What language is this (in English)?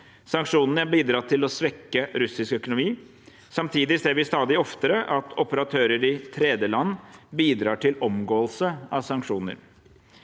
Norwegian